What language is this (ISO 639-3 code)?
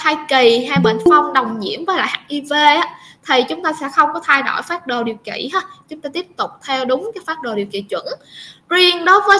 vie